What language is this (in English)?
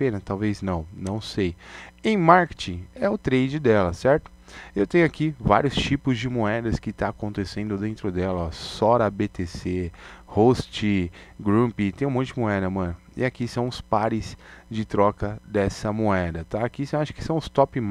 Portuguese